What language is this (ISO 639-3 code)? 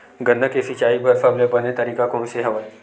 hne